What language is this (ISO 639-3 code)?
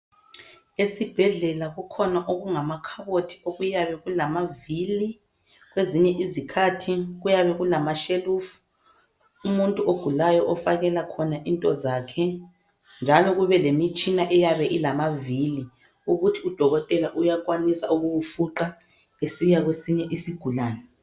nde